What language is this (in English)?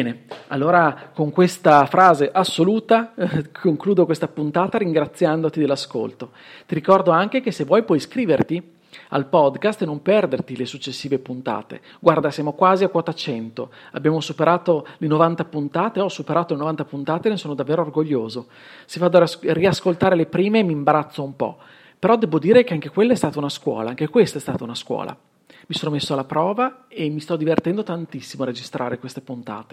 Italian